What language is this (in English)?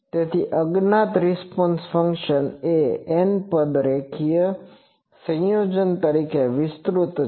Gujarati